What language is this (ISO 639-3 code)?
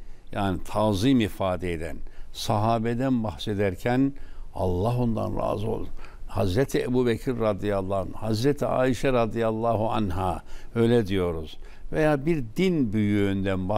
tur